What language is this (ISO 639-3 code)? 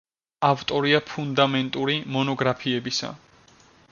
kat